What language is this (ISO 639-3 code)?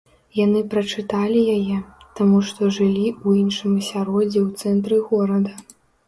bel